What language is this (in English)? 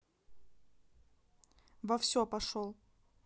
Russian